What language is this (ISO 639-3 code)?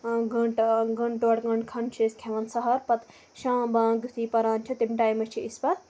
kas